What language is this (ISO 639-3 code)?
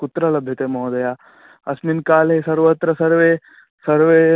san